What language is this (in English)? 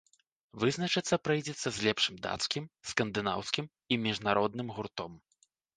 Belarusian